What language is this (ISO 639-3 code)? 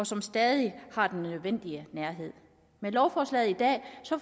dan